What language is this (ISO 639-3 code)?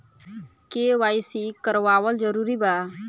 bho